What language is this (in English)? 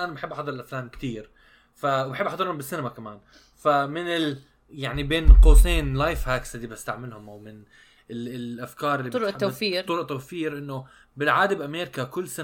Arabic